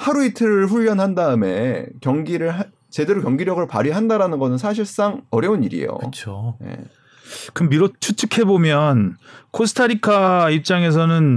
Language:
Korean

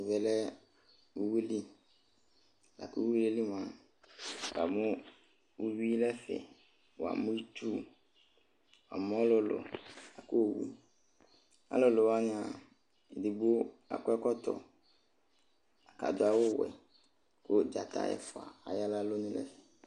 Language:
Ikposo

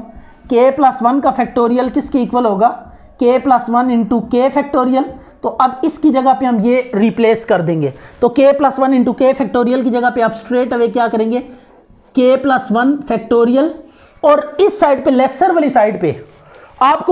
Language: Hindi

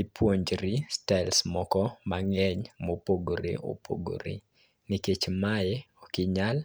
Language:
Luo (Kenya and Tanzania)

